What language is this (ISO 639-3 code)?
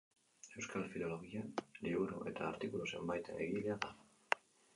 eus